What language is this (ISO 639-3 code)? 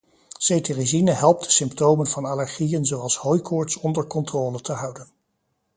nld